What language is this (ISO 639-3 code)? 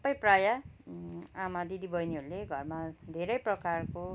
nep